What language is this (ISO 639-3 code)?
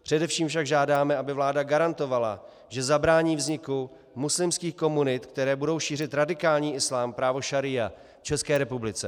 ces